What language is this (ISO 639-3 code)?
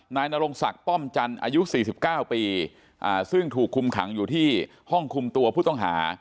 tha